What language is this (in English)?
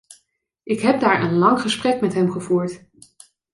Dutch